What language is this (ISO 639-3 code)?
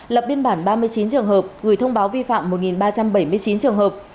vie